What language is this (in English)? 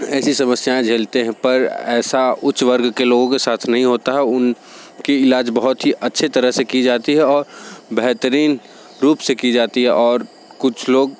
Hindi